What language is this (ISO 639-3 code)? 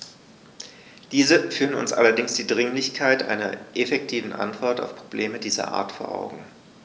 deu